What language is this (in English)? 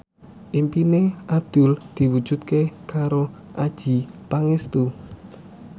Javanese